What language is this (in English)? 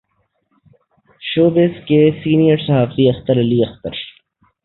Urdu